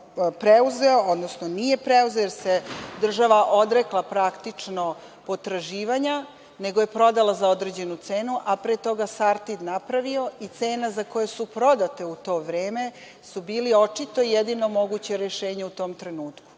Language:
Serbian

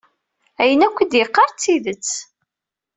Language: Kabyle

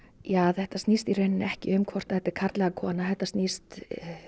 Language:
Icelandic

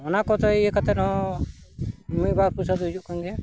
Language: Santali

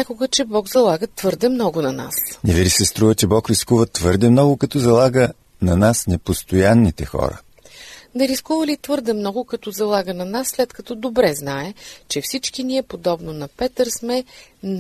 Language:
Bulgarian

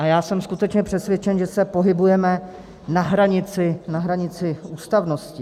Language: Czech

